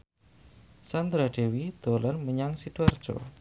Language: Javanese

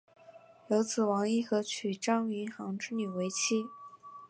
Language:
Chinese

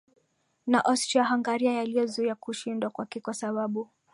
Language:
Swahili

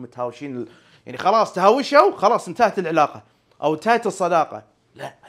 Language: Arabic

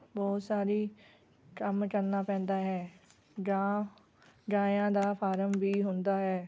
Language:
Punjabi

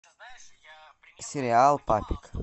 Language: Russian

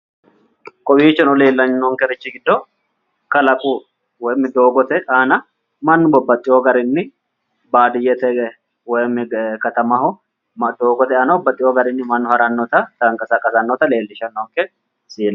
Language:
Sidamo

